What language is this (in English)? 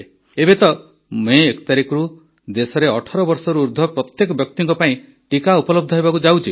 Odia